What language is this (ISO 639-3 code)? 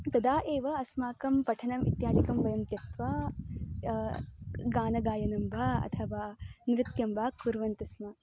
san